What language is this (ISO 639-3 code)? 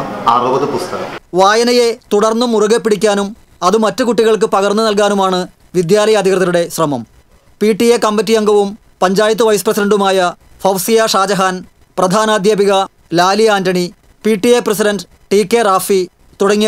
mal